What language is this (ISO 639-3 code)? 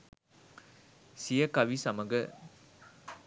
sin